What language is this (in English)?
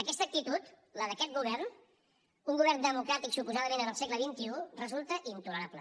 Catalan